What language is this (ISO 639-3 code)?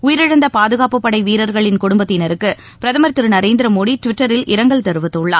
tam